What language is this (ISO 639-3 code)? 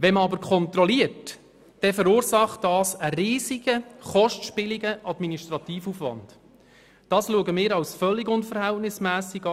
gsw